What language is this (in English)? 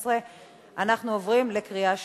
Hebrew